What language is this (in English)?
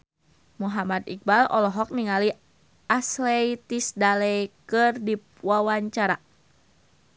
Sundanese